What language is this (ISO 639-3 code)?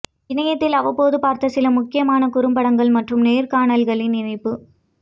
tam